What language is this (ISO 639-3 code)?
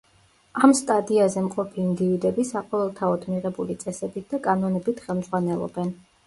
kat